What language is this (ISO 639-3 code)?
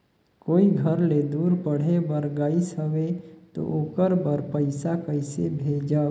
hne